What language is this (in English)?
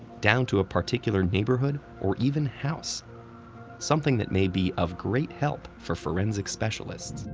English